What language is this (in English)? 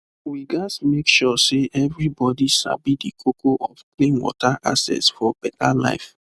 Nigerian Pidgin